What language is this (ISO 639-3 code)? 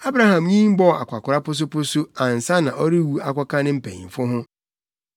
aka